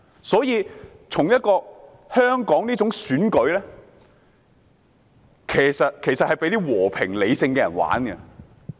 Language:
Cantonese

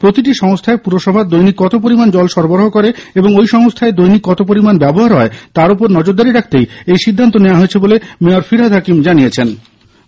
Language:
Bangla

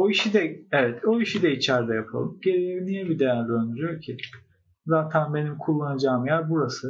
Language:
Turkish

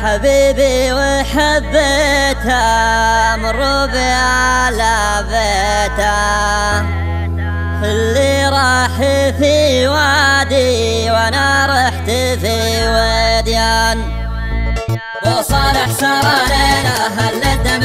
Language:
Arabic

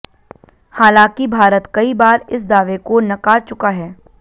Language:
Hindi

